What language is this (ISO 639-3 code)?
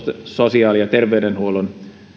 fin